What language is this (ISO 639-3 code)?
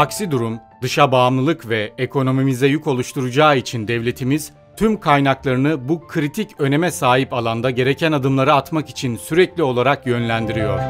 tur